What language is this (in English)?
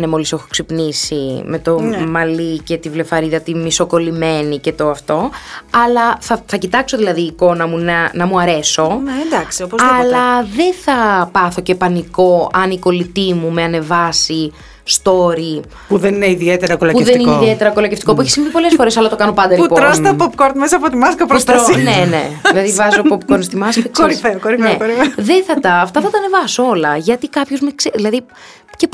Greek